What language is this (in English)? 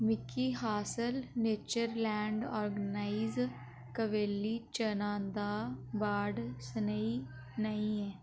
Dogri